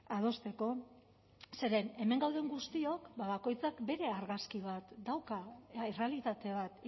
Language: Basque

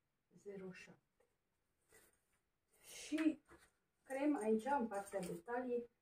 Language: Romanian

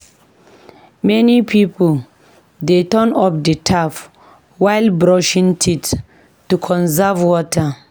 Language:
Nigerian Pidgin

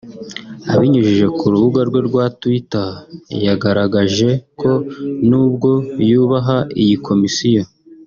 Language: Kinyarwanda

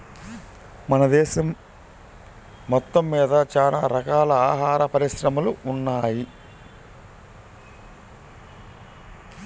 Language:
Telugu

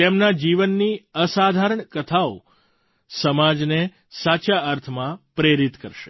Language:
Gujarati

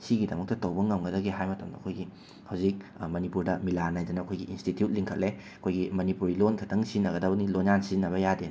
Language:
Manipuri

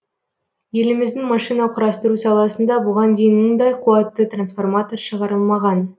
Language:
Kazakh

